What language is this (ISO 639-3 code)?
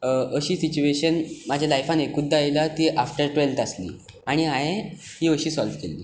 kok